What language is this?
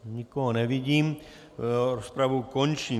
Czech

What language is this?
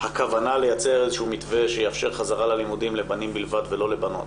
Hebrew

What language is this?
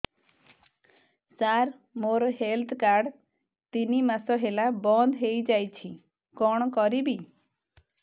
Odia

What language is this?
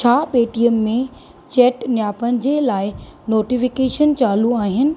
Sindhi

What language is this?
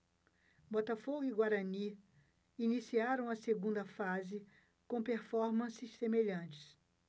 Portuguese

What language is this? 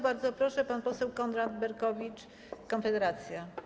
Polish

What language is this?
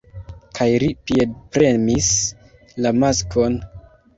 Esperanto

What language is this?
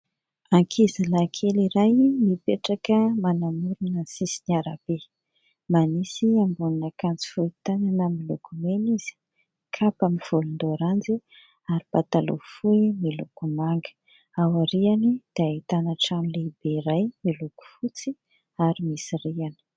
Malagasy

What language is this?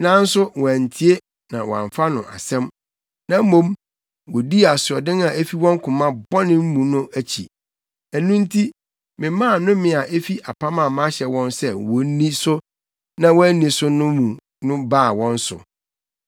Akan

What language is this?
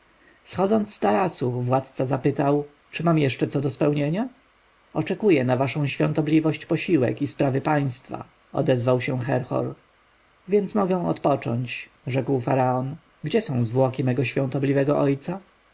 Polish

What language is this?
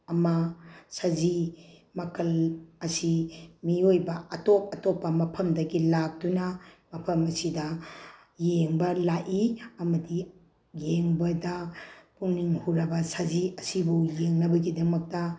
Manipuri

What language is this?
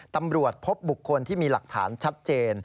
Thai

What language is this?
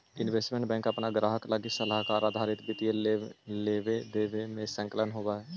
Magahi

